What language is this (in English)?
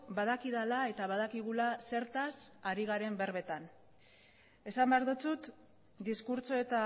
Basque